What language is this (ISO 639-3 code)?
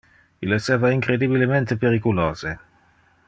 ina